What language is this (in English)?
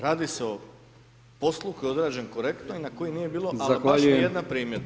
Croatian